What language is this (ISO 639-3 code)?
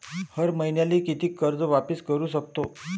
mar